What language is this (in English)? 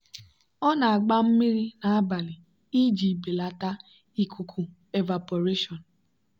Igbo